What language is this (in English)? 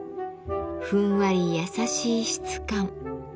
Japanese